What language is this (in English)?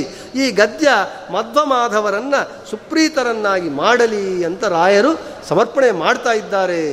Kannada